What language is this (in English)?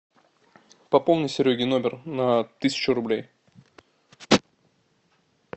Russian